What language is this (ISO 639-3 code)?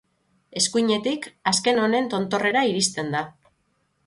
eus